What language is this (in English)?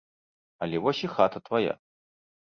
Belarusian